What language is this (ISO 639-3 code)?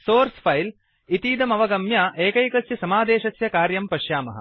san